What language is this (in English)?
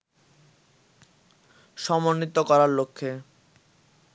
Bangla